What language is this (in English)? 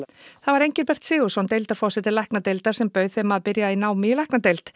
Icelandic